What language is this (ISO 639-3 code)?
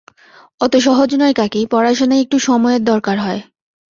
ben